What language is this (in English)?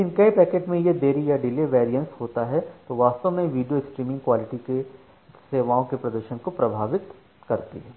Hindi